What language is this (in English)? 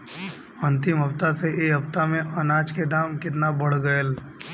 Bhojpuri